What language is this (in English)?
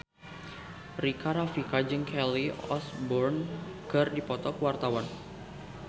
Sundanese